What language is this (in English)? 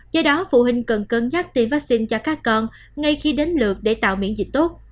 Vietnamese